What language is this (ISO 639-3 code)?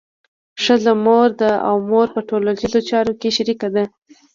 pus